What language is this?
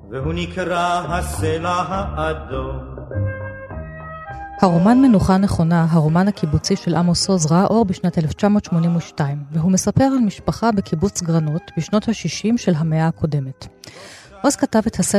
Hebrew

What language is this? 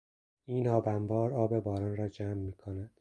Persian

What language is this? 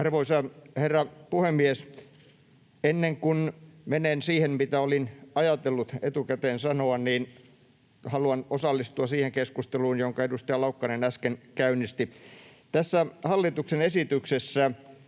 Finnish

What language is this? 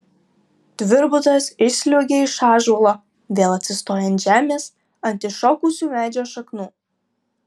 Lithuanian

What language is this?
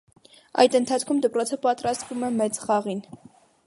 Armenian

